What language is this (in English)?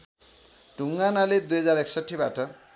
Nepali